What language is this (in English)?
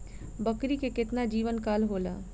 Bhojpuri